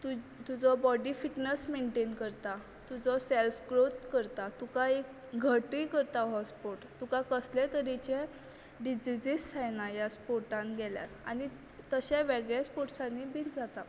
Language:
Konkani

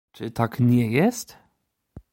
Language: Polish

